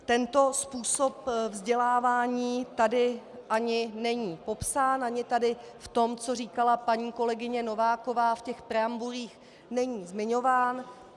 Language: Czech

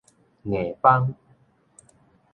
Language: Min Nan Chinese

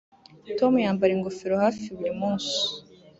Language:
Kinyarwanda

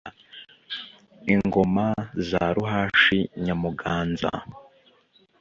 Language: Kinyarwanda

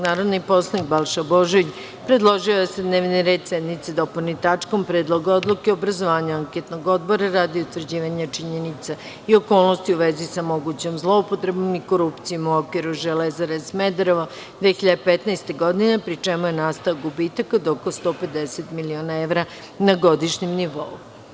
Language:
Serbian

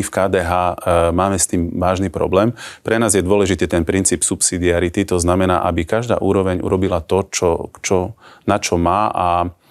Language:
Slovak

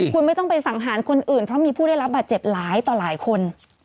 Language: Thai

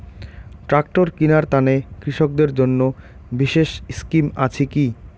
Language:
Bangla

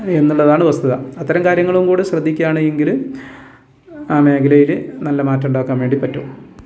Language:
Malayalam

